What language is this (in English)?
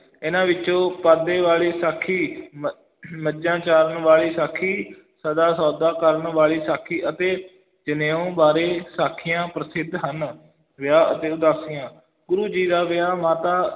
Punjabi